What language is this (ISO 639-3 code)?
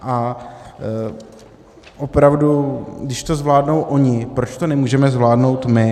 ces